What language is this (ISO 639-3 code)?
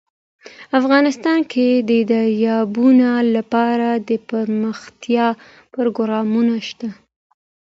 pus